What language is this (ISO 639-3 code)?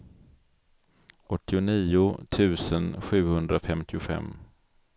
swe